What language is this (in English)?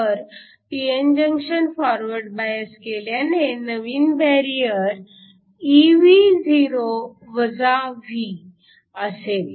Marathi